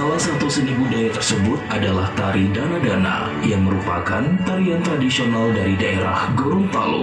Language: Indonesian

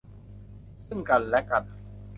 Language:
Thai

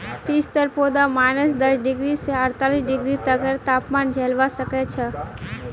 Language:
Magahi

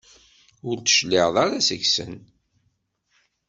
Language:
Kabyle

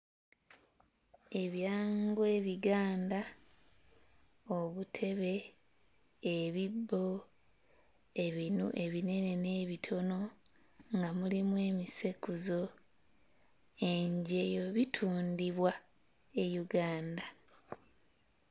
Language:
Ganda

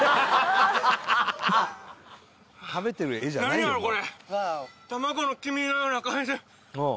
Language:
Japanese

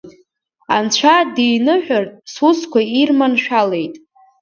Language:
Abkhazian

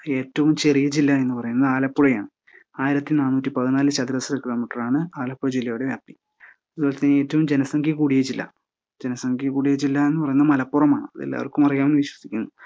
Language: Malayalam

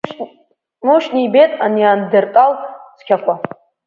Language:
Abkhazian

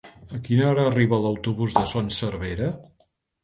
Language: Catalan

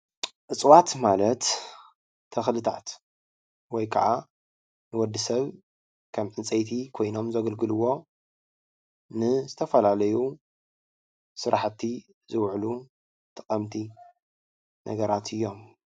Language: Tigrinya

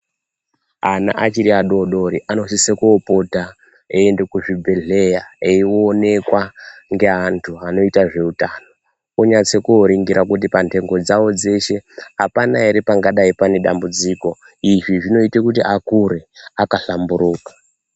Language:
Ndau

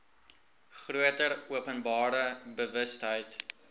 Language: Afrikaans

